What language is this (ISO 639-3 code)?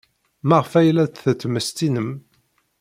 kab